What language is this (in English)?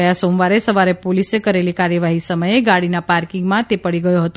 Gujarati